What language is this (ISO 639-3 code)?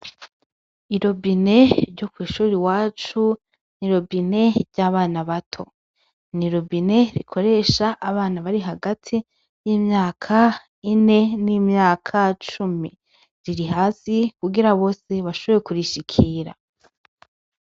run